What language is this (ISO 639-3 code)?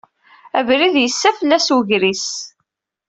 kab